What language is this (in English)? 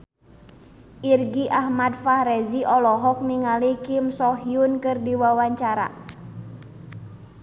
Sundanese